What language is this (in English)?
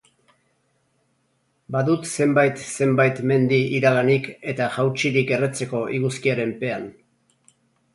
Basque